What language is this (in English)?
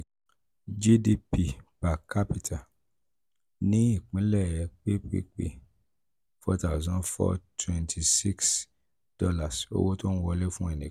Yoruba